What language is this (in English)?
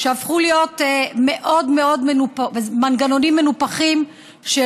Hebrew